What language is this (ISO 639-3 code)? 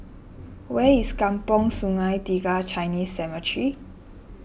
eng